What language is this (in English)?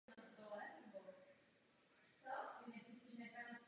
Czech